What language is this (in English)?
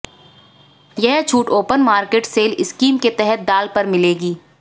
Hindi